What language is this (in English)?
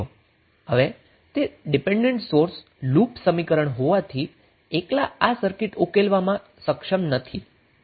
Gujarati